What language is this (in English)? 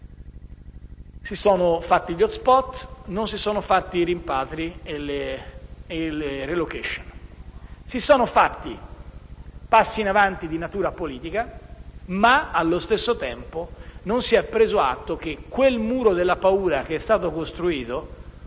Italian